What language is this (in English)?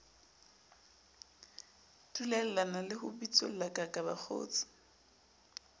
Southern Sotho